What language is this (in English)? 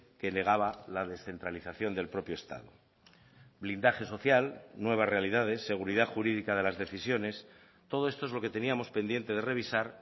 Spanish